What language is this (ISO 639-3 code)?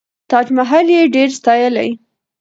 pus